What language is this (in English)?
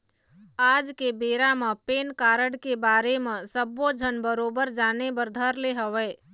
Chhattisgarhi